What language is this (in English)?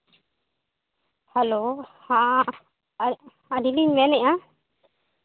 Santali